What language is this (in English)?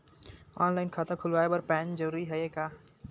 Chhattisgarhi